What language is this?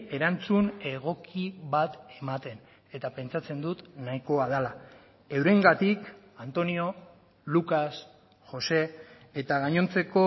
Basque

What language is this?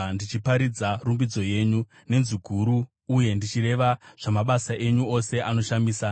Shona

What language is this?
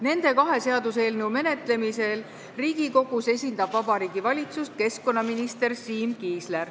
Estonian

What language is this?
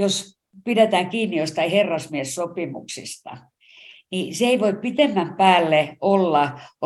Finnish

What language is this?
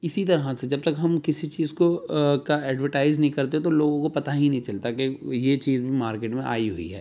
Urdu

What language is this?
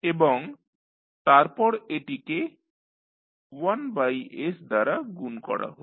Bangla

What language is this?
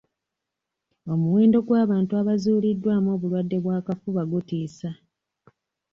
Ganda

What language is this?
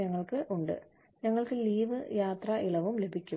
Malayalam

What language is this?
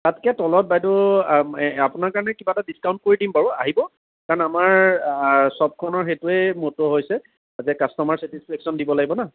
Assamese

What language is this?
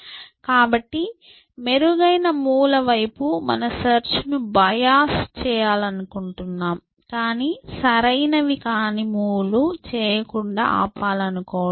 Telugu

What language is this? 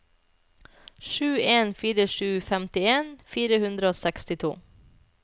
Norwegian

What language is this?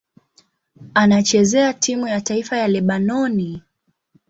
Swahili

